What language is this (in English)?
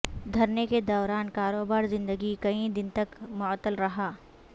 Urdu